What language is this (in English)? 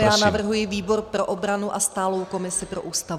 Czech